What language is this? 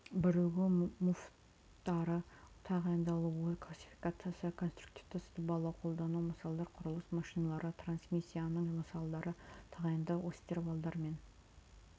Kazakh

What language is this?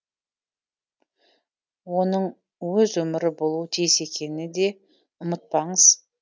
Kazakh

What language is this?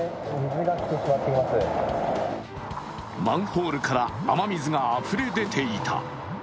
Japanese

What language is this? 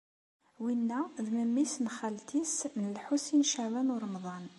Kabyle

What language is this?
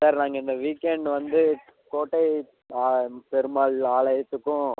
Tamil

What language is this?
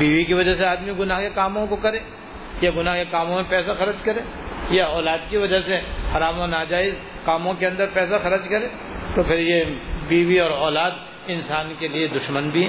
Urdu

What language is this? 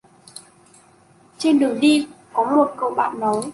Vietnamese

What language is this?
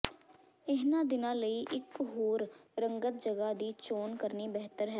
Punjabi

